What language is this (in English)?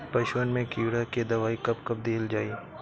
Bhojpuri